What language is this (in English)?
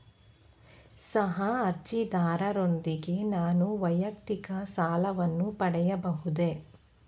Kannada